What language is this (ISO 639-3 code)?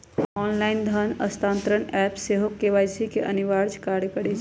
mag